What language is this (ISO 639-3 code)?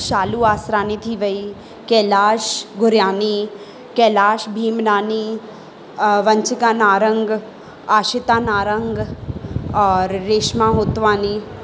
snd